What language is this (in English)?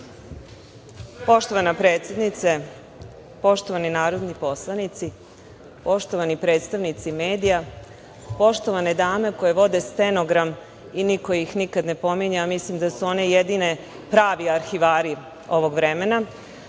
Serbian